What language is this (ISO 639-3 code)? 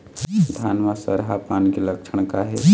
hne